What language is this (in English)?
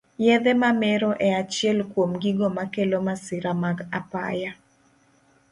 Luo (Kenya and Tanzania)